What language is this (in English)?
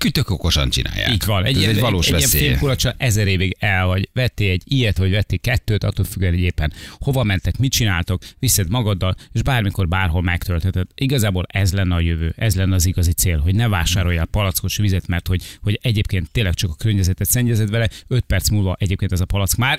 Hungarian